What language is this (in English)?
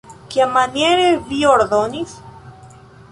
Esperanto